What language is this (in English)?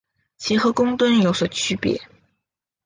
Chinese